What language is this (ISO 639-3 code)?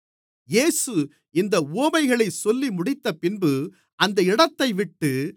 tam